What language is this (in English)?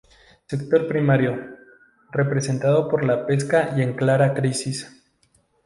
Spanish